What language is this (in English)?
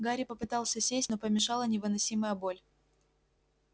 Russian